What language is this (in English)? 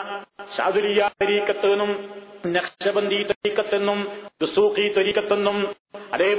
Malayalam